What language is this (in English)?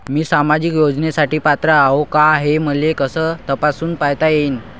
Marathi